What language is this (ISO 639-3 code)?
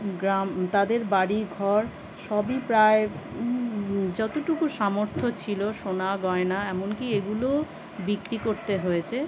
ben